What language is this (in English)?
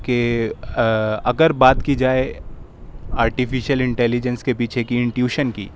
Urdu